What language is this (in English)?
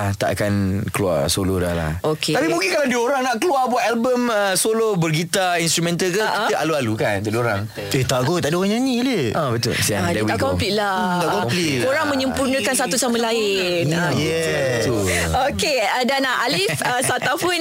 Malay